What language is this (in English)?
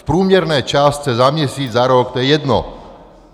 Czech